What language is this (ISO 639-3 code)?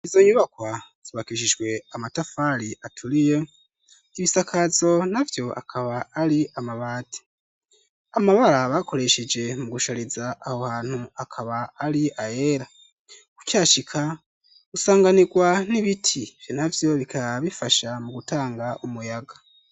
run